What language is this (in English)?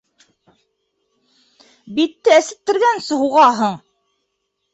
Bashkir